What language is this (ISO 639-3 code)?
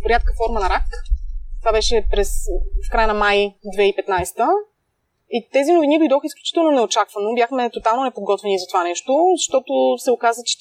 bul